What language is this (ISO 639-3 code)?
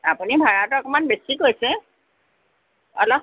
asm